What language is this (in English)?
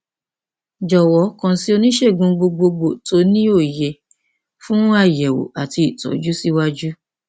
Yoruba